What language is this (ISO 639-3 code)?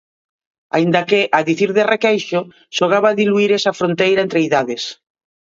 glg